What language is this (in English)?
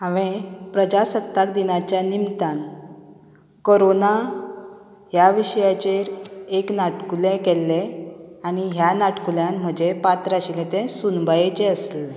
Konkani